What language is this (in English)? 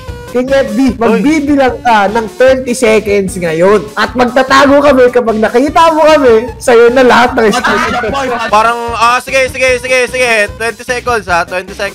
Filipino